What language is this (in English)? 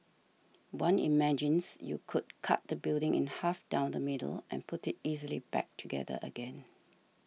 English